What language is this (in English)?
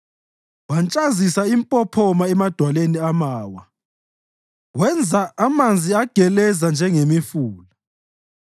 North Ndebele